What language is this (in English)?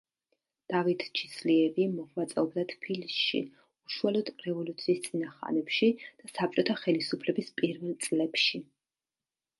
Georgian